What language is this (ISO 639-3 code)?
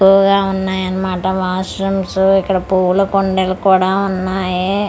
tel